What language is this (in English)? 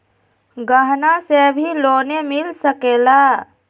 Magahi